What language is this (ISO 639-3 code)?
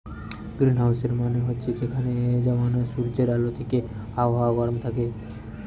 ben